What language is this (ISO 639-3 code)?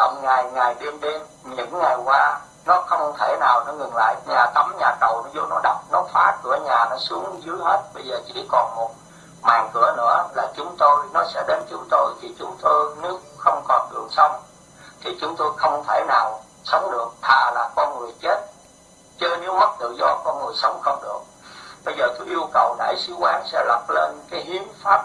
vie